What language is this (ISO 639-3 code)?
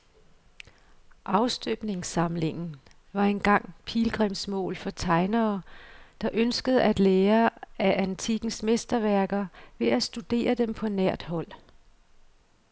dan